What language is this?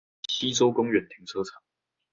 Chinese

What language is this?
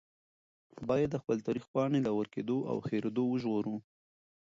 Pashto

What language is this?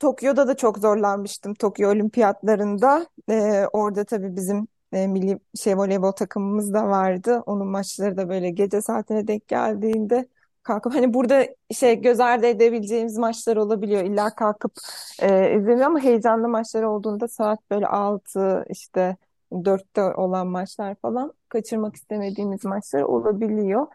Turkish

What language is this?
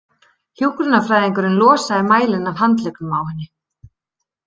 Icelandic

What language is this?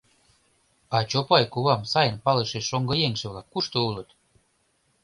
Mari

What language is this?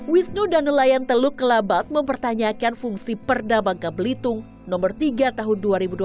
Indonesian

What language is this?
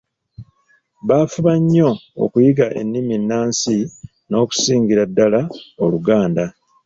Ganda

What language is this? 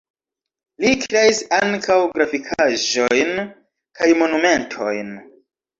Esperanto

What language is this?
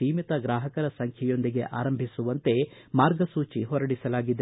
Kannada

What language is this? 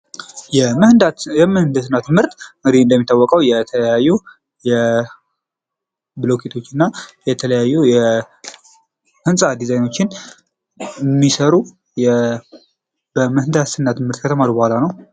Amharic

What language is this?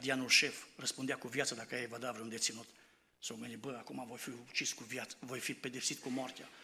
Romanian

